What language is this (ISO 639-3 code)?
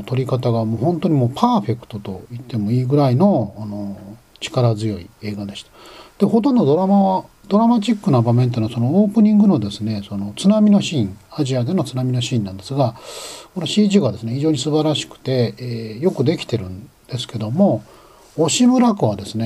jpn